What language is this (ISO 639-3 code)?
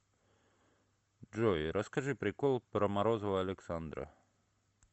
rus